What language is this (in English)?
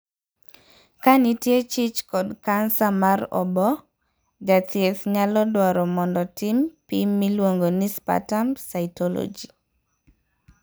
Luo (Kenya and Tanzania)